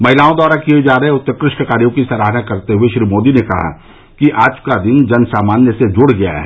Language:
Hindi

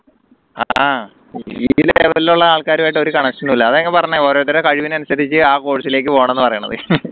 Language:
Malayalam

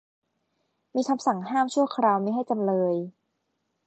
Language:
Thai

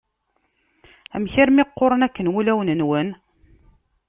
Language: Kabyle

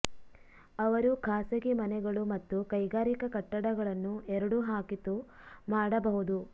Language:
Kannada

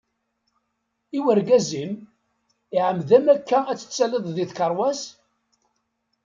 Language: Kabyle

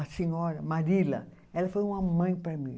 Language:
Portuguese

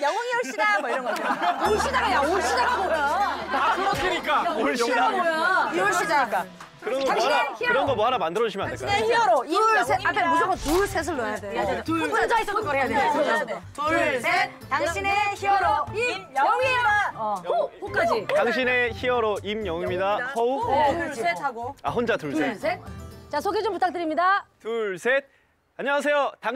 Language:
Korean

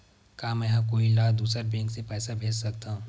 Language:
Chhattisgarhi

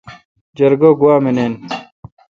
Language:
Kalkoti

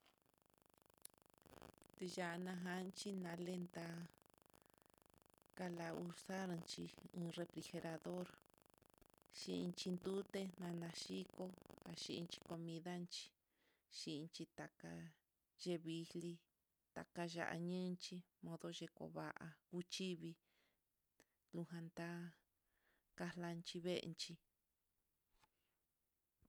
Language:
Mitlatongo Mixtec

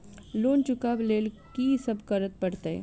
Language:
Maithili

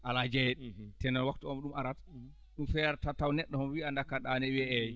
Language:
Fula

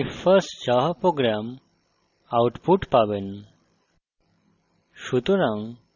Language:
Bangla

